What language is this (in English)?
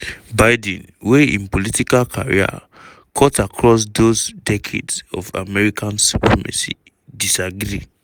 Nigerian Pidgin